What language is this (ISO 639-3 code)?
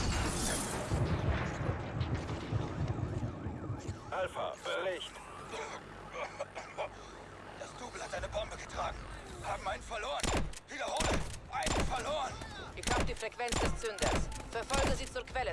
deu